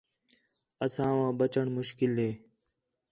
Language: Khetrani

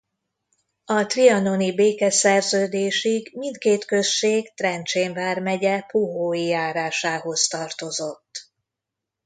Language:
Hungarian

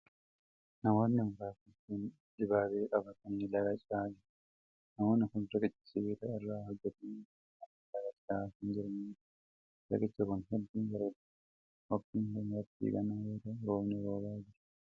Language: Oromo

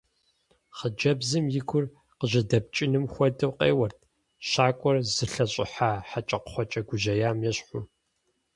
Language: Kabardian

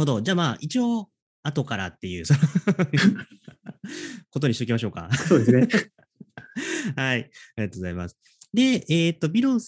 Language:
Japanese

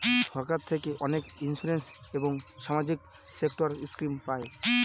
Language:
Bangla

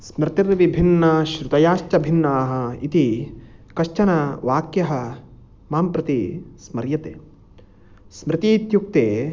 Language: Sanskrit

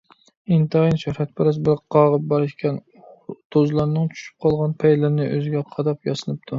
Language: Uyghur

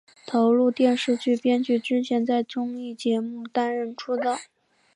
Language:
Chinese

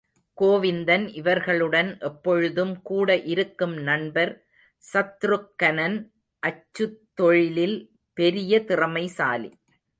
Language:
Tamil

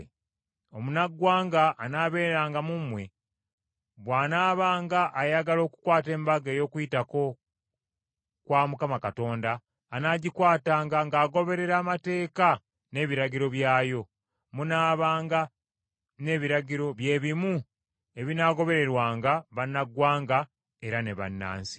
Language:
Ganda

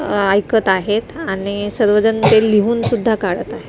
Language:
Marathi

